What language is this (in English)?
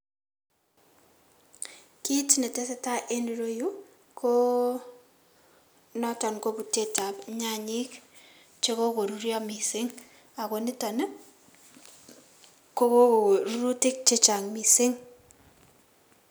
Kalenjin